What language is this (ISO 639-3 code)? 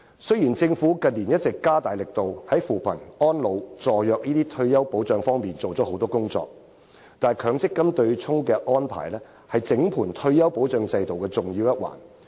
yue